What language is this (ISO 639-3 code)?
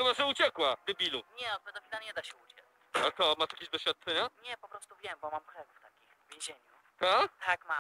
pol